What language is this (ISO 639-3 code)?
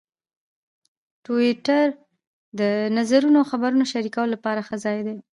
pus